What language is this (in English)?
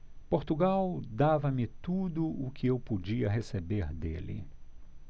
Portuguese